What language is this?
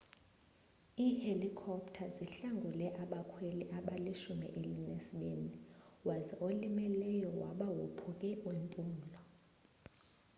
Xhosa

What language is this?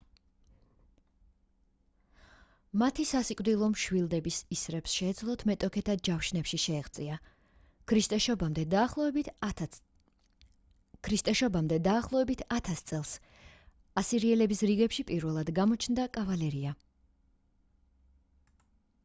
Georgian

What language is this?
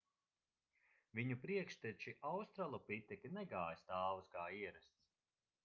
Latvian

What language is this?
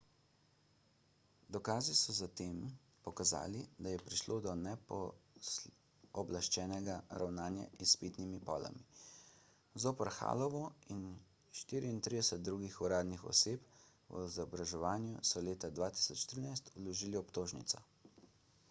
Slovenian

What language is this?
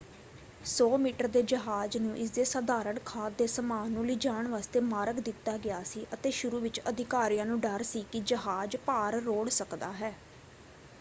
Punjabi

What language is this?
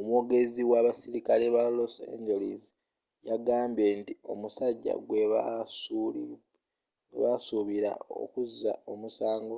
Ganda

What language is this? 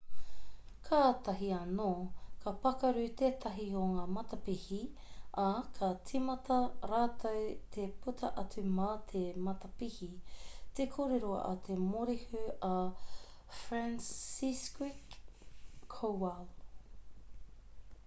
Māori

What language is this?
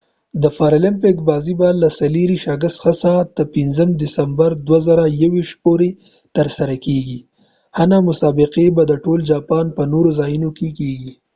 Pashto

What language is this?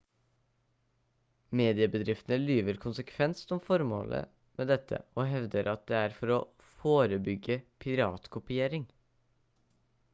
Norwegian Bokmål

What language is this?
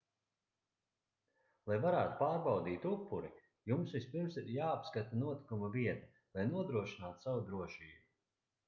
Latvian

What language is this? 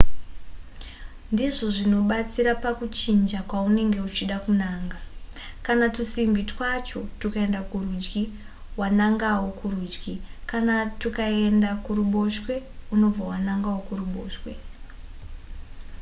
Shona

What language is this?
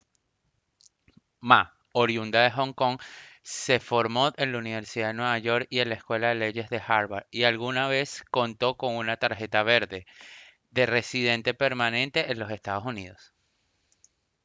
Spanish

